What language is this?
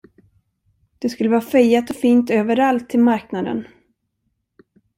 Swedish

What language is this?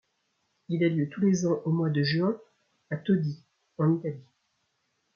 French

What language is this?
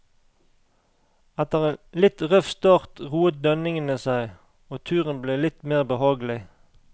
Norwegian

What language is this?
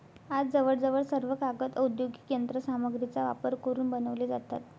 Marathi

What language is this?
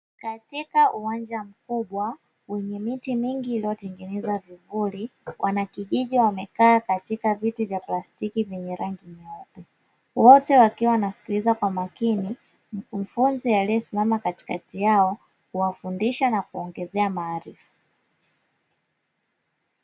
Swahili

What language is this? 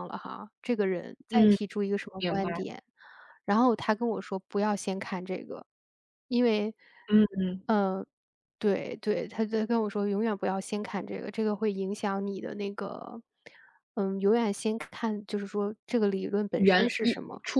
Chinese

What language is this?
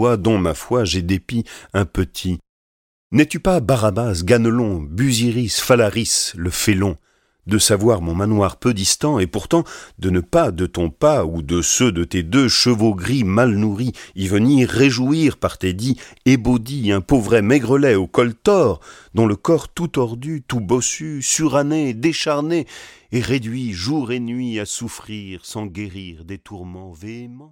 French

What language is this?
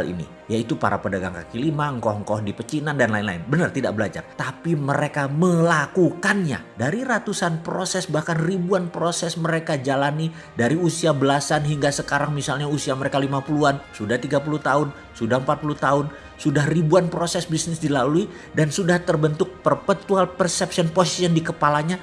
Indonesian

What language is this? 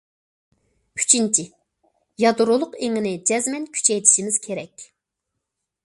Uyghur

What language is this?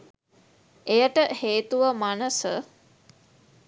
Sinhala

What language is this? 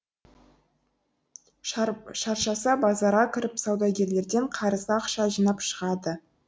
Kazakh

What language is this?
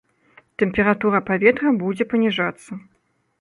Belarusian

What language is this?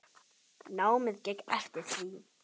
Icelandic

